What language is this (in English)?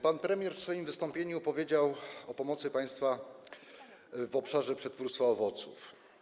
Polish